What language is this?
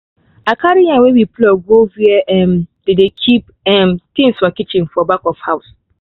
Nigerian Pidgin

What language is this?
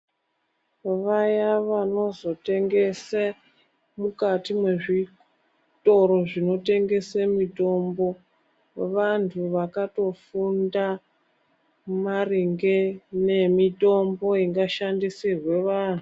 Ndau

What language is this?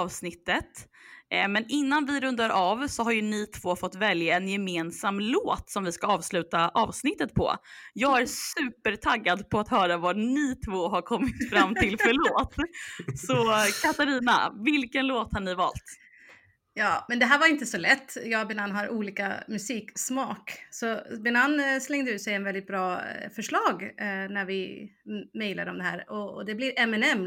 Swedish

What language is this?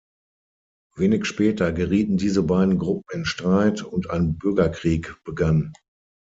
German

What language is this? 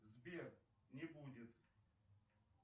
Russian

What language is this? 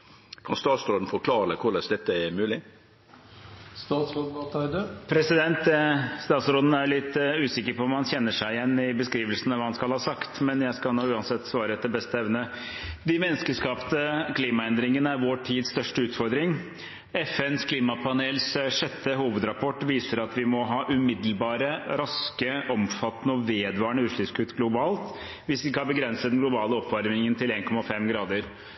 Norwegian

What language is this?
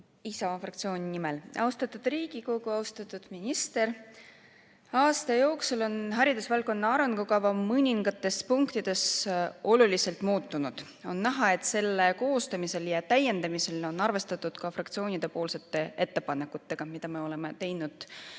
Estonian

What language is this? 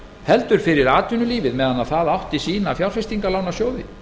Icelandic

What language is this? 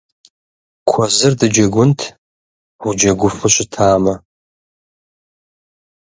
Kabardian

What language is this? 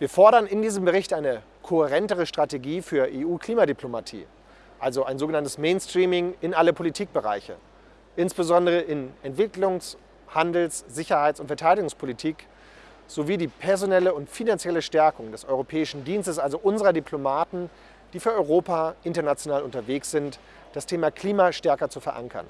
German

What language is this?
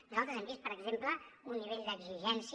Catalan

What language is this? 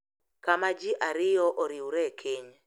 Luo (Kenya and Tanzania)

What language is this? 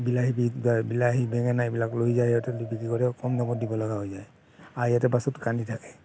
Assamese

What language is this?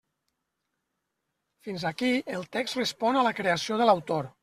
Catalan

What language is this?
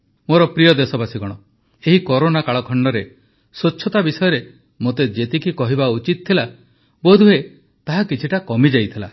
Odia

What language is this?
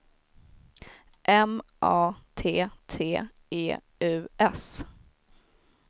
Swedish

